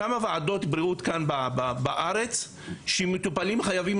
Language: Hebrew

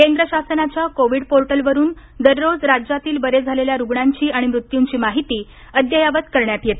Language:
Marathi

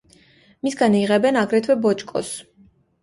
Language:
Georgian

